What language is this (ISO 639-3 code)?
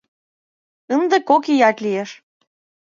chm